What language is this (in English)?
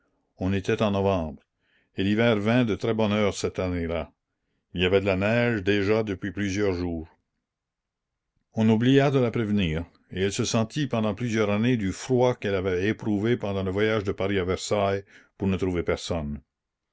French